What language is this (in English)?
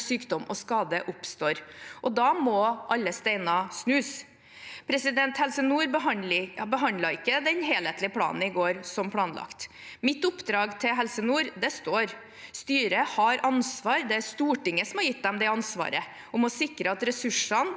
Norwegian